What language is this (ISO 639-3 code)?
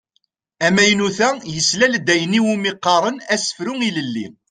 kab